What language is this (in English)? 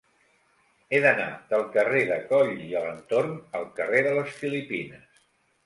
Catalan